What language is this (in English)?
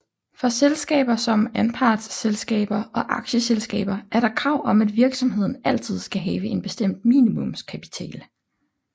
Danish